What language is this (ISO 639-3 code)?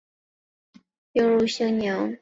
zho